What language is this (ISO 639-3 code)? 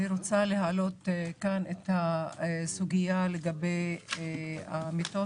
heb